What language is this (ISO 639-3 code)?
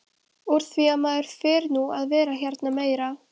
isl